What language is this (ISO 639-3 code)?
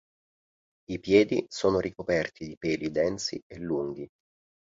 ita